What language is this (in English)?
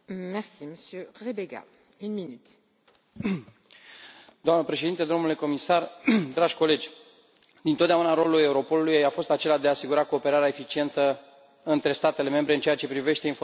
Romanian